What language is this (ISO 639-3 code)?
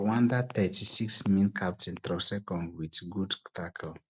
pcm